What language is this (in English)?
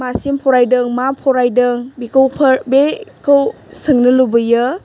Bodo